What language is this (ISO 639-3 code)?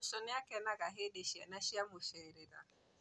kik